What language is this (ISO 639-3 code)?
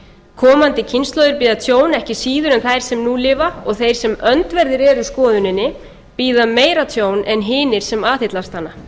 isl